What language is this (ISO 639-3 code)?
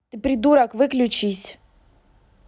rus